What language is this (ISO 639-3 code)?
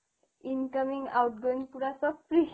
asm